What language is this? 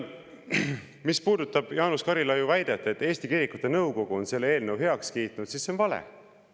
Estonian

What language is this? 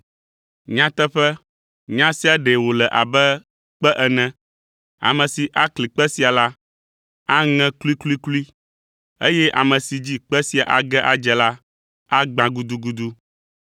Ewe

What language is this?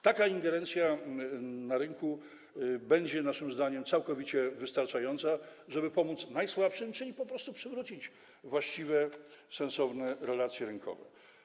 Polish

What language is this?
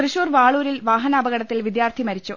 Malayalam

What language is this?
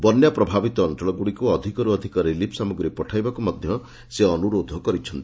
Odia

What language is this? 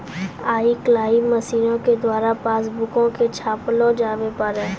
Maithili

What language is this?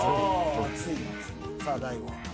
Japanese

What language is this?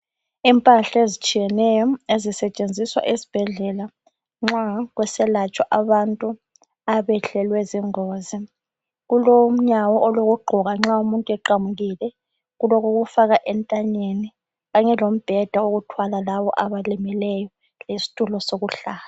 North Ndebele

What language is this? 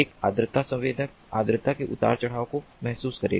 Hindi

